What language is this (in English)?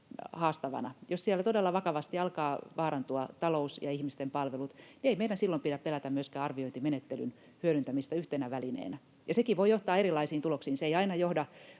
Finnish